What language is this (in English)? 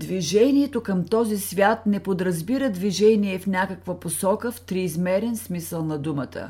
Bulgarian